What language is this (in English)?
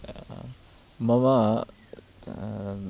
Sanskrit